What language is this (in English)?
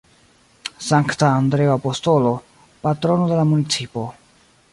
Esperanto